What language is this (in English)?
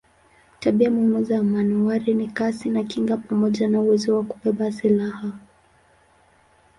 Swahili